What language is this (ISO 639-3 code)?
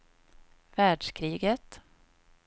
swe